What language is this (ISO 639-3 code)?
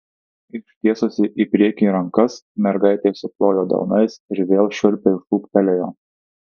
lit